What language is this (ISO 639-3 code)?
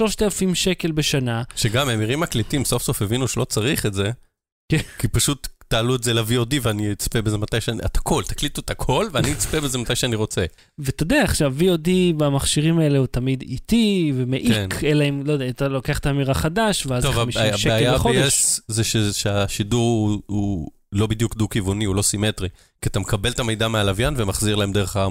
heb